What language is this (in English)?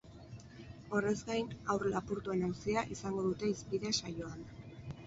Basque